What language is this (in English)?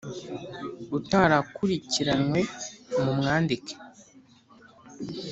Kinyarwanda